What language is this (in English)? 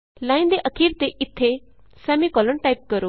Punjabi